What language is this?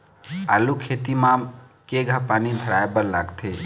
Chhattisgarhi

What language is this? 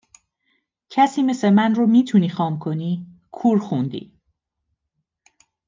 Persian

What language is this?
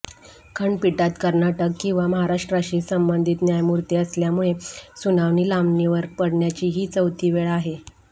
Marathi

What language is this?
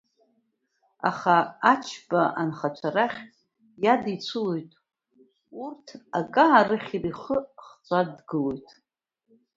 Abkhazian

